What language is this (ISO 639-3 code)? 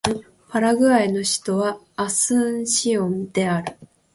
jpn